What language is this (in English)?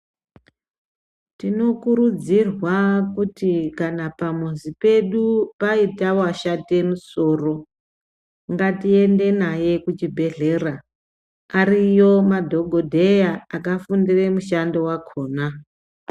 Ndau